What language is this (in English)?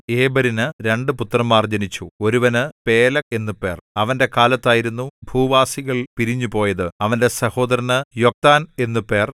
Malayalam